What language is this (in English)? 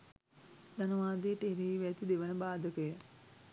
Sinhala